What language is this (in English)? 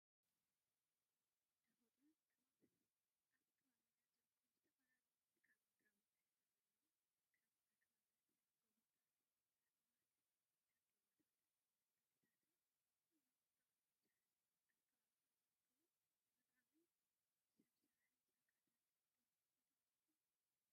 Tigrinya